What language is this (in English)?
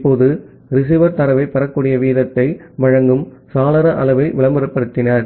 Tamil